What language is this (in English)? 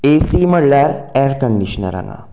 Konkani